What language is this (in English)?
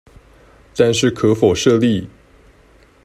Chinese